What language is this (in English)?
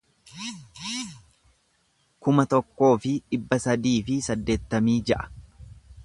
Oromo